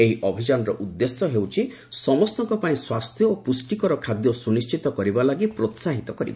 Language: Odia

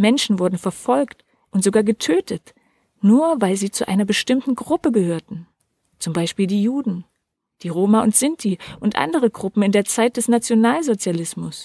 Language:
German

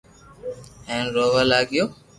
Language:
Loarki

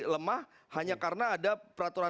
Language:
Indonesian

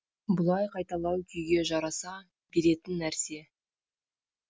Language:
Kazakh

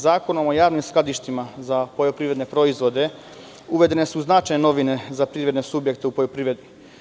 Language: Serbian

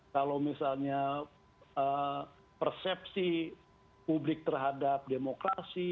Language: Indonesian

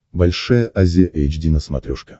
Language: Russian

